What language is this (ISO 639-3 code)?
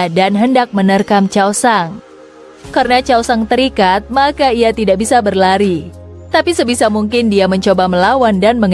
ind